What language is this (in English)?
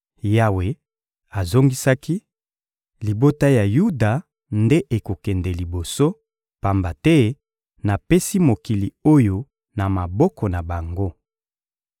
Lingala